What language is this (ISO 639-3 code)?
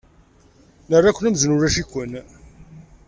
kab